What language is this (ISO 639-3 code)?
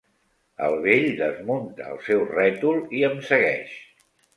cat